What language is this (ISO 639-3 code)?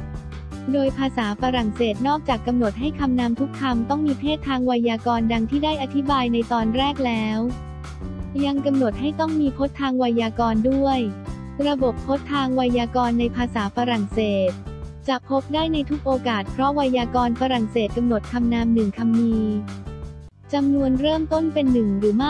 tha